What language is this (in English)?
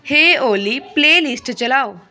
Punjabi